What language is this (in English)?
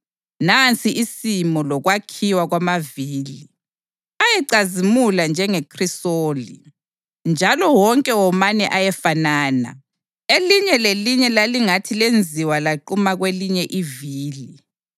North Ndebele